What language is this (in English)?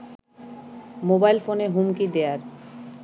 Bangla